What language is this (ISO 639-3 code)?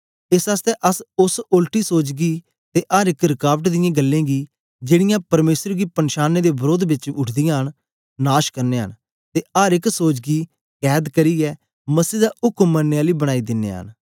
doi